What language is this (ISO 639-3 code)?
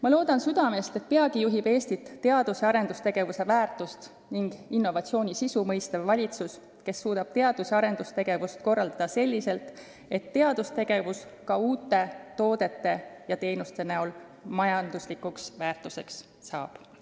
est